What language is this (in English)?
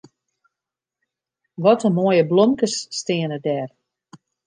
Western Frisian